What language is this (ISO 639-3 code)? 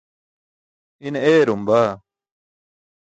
bsk